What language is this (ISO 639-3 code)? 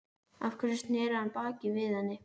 isl